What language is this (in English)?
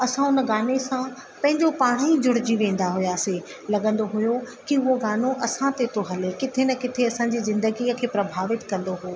Sindhi